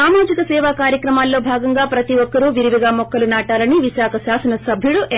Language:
Telugu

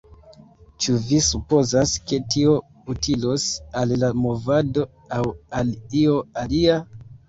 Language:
Esperanto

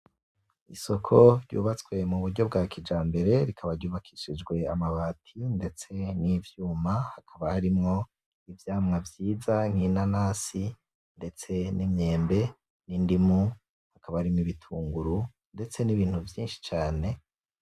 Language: Rundi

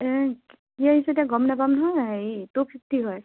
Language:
Assamese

